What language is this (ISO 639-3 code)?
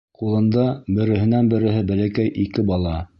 bak